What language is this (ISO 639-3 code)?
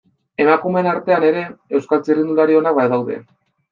eus